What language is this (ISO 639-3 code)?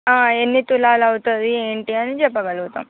tel